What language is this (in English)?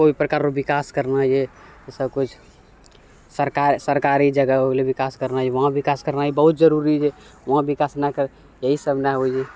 Maithili